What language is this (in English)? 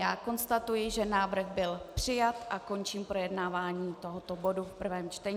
Czech